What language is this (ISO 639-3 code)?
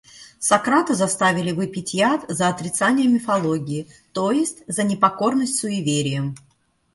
rus